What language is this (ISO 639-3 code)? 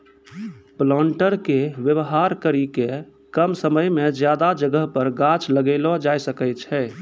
mai